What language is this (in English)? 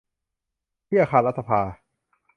Thai